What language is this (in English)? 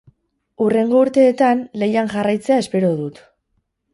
Basque